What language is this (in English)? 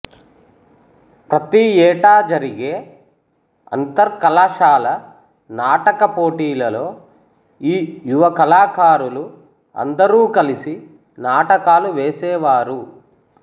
Telugu